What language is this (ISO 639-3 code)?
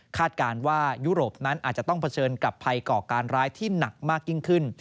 tha